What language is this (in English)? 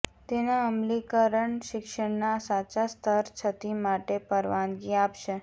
Gujarati